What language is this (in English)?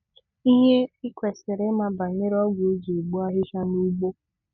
Igbo